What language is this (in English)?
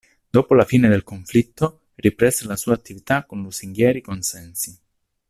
Italian